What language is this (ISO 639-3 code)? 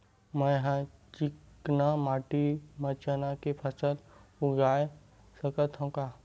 hne